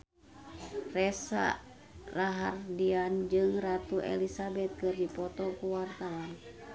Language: Sundanese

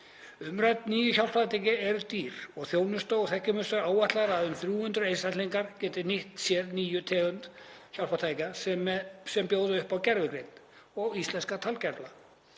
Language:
Icelandic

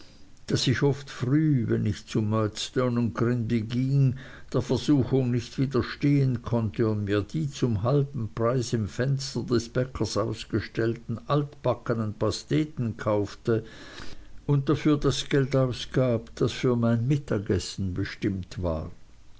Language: German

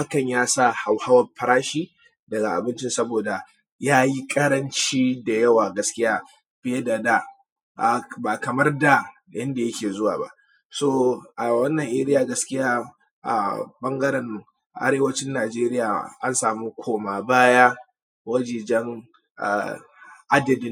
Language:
Hausa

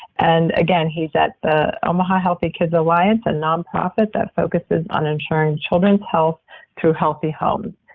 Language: English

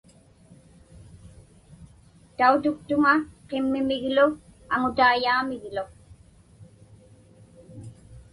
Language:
Inupiaq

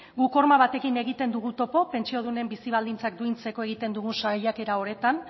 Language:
Basque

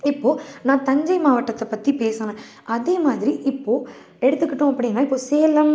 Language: Tamil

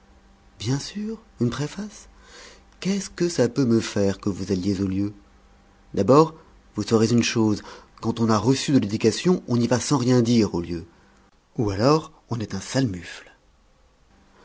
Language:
French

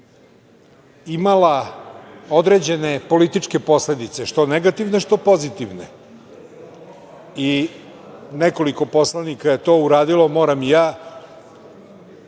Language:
Serbian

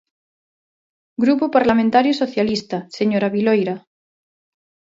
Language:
Galician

